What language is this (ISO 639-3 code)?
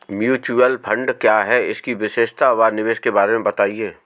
hin